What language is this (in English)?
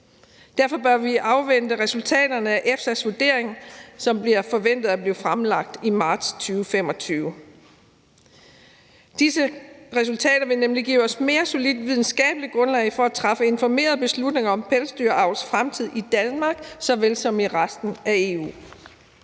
Danish